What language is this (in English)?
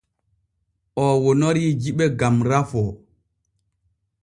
Borgu Fulfulde